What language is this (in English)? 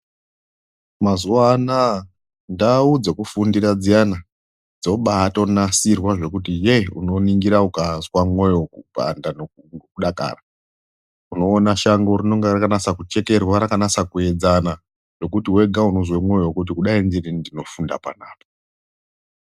Ndau